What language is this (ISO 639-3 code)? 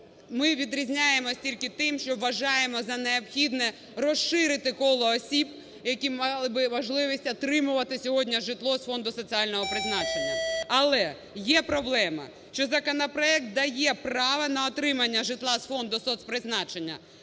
ukr